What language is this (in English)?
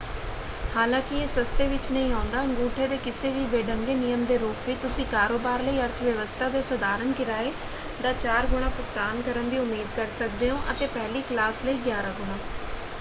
Punjabi